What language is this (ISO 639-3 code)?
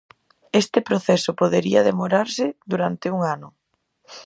glg